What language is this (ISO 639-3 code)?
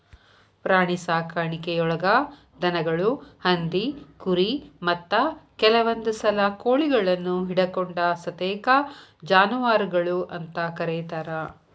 kan